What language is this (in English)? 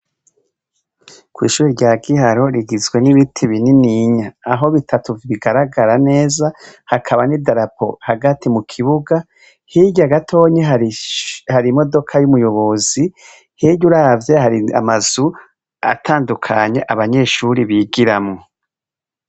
Rundi